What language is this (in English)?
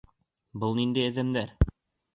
Bashkir